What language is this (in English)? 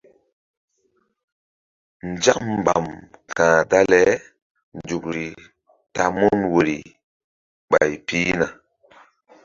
Mbum